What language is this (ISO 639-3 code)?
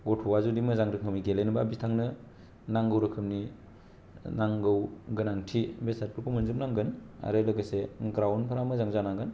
brx